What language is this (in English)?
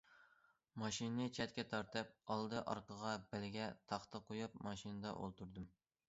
Uyghur